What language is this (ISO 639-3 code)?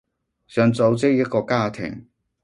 yue